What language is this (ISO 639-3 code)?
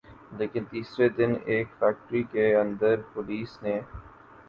urd